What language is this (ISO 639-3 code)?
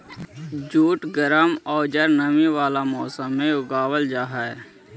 mag